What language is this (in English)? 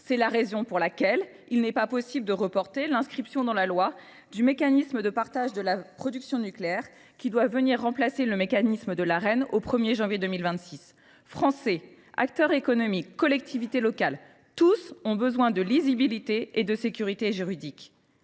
French